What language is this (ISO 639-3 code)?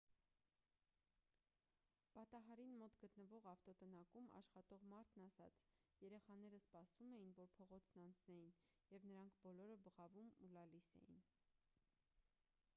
hye